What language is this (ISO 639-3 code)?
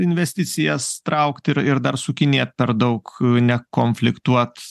lit